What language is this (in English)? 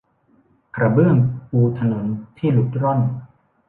Thai